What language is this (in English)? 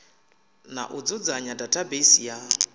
Venda